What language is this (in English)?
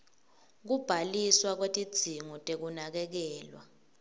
Swati